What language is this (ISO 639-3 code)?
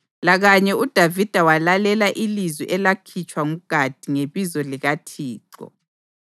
nde